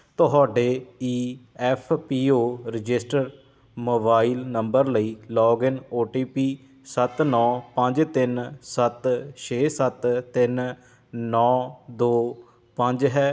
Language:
Punjabi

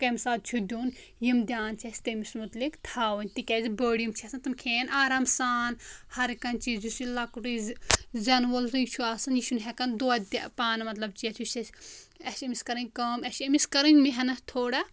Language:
Kashmiri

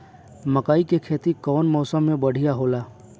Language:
Bhojpuri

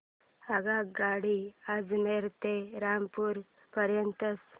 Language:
Marathi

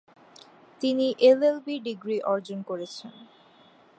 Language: Bangla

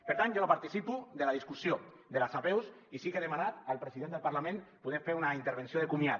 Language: Catalan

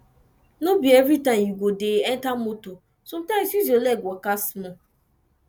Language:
Nigerian Pidgin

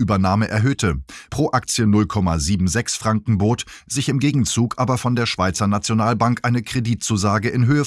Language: German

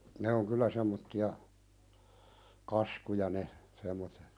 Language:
Finnish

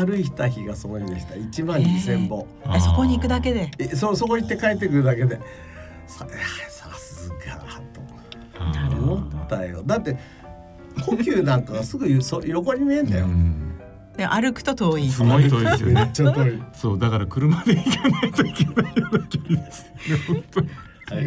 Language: Japanese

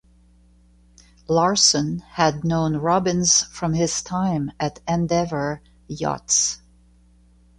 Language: English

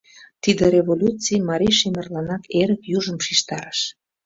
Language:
Mari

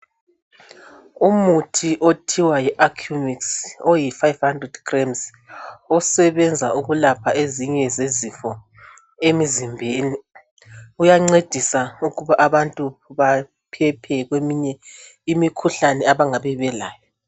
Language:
North Ndebele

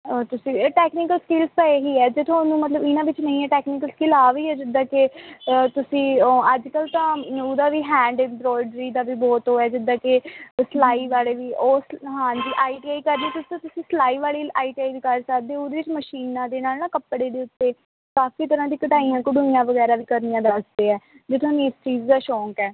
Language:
Punjabi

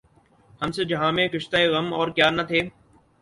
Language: Urdu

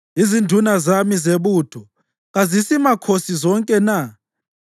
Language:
North Ndebele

